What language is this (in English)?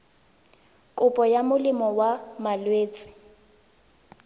Tswana